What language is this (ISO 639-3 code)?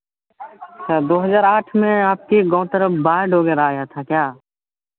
hin